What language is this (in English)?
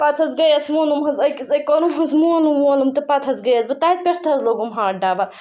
Kashmiri